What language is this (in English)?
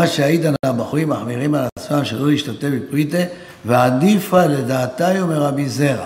Hebrew